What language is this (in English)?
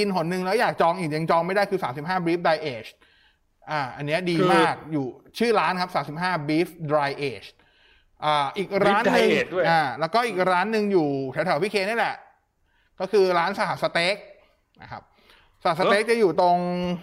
Thai